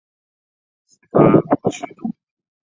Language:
Chinese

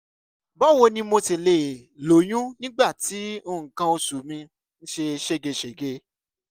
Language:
Yoruba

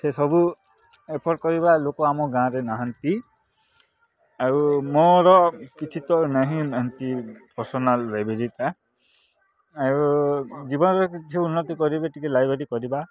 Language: Odia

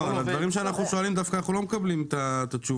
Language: Hebrew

